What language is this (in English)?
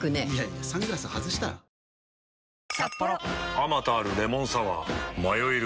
Japanese